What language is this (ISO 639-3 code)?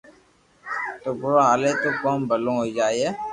lrk